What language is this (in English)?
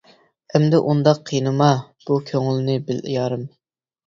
Uyghur